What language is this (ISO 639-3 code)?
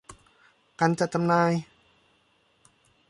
tha